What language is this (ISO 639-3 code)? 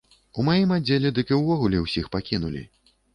bel